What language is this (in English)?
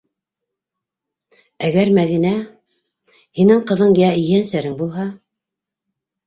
Bashkir